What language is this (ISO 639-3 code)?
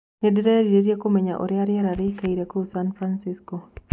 kik